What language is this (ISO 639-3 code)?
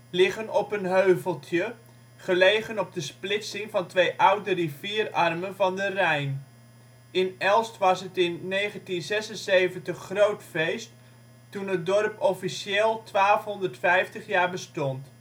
nld